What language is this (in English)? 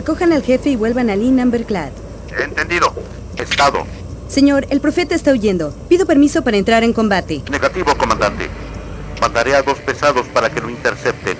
Spanish